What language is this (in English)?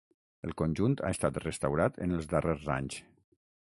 Catalan